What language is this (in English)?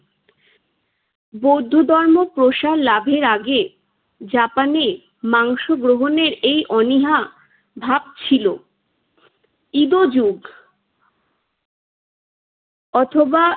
Bangla